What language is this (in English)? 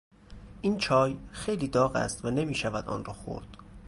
Persian